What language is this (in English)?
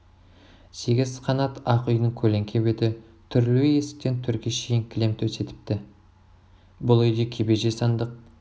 Kazakh